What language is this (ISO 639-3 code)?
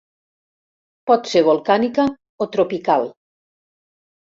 cat